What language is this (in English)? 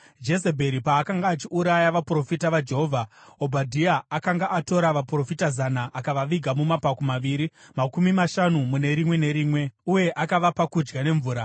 Shona